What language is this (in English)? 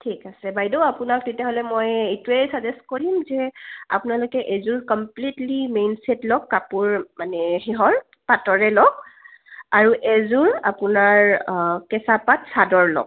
Assamese